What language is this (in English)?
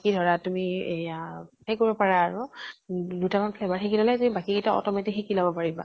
Assamese